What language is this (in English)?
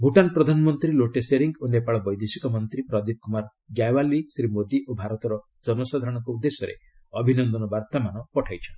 Odia